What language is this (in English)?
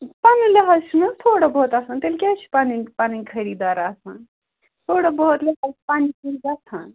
Kashmiri